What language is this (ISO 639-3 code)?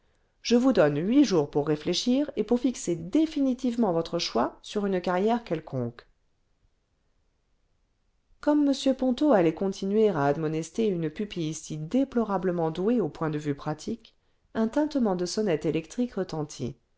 fra